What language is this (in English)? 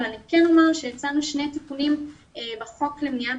Hebrew